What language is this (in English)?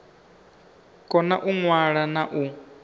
Venda